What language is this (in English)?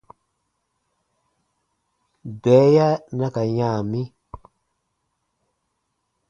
Baatonum